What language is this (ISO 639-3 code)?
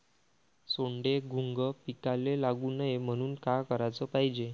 mar